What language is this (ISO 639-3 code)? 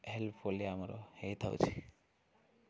ori